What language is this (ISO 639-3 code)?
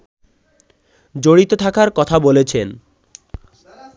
ben